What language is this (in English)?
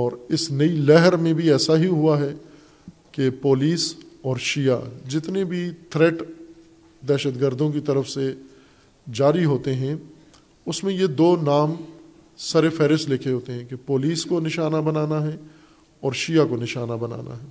Urdu